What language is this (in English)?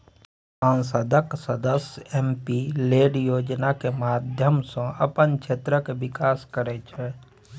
Maithili